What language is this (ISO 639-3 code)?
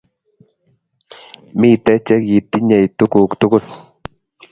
kln